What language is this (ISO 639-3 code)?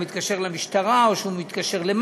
heb